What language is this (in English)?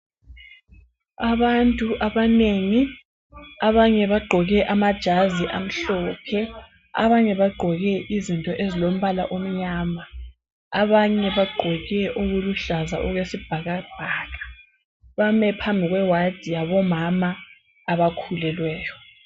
North Ndebele